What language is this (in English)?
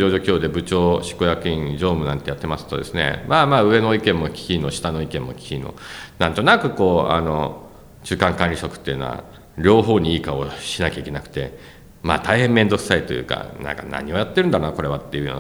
Japanese